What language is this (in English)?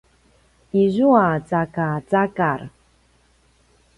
Paiwan